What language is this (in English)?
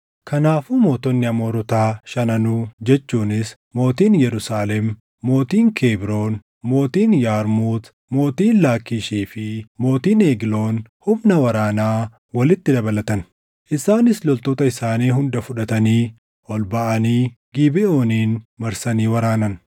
Oromo